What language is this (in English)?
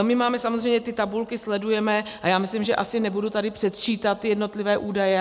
Czech